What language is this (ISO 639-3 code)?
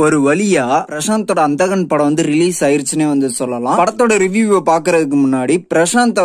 kor